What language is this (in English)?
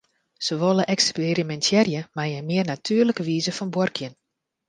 Western Frisian